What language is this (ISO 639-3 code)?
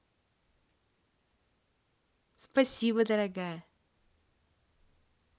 rus